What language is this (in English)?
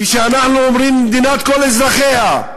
Hebrew